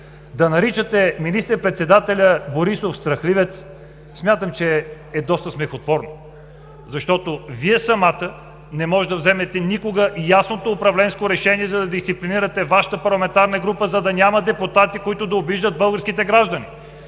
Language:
Bulgarian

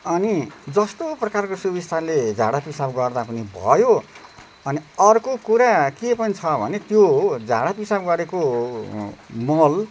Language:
Nepali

